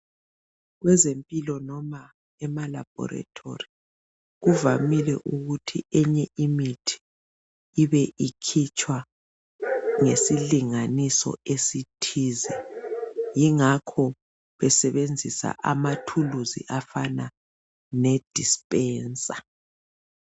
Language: North Ndebele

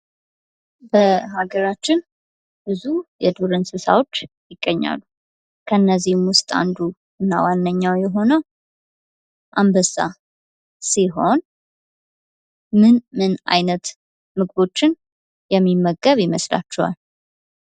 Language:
Amharic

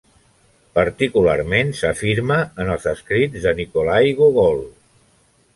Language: Catalan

